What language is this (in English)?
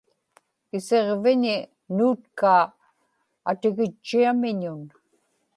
Inupiaq